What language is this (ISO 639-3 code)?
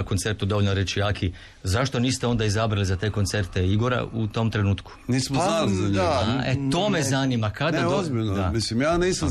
hrv